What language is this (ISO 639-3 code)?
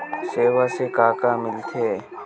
hne